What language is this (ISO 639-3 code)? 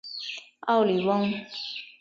zho